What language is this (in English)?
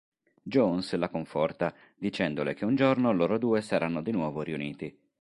Italian